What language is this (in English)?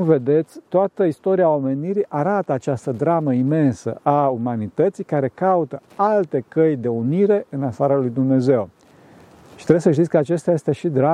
Romanian